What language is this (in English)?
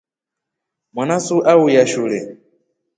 Rombo